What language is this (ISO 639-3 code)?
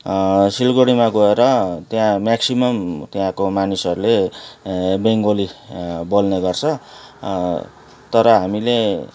nep